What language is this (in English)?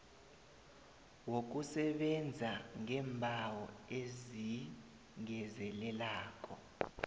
South Ndebele